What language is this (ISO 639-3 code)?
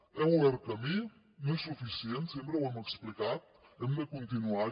cat